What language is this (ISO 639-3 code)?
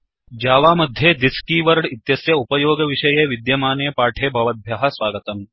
san